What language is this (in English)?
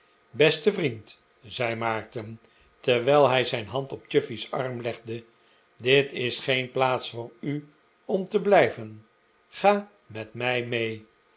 Dutch